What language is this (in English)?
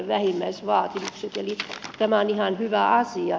Finnish